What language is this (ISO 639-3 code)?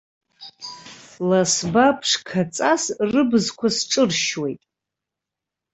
abk